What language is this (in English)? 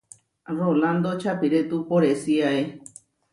Huarijio